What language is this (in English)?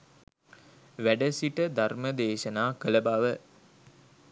Sinhala